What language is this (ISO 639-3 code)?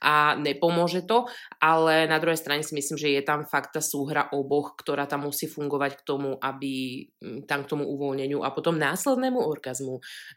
slk